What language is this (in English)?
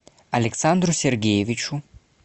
Russian